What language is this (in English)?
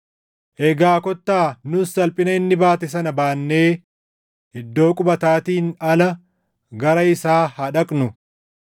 Oromo